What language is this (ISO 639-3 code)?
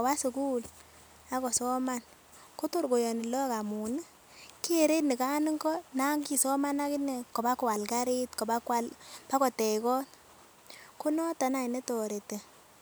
kln